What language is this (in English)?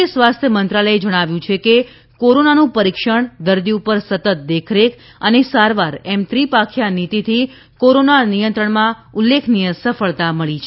Gujarati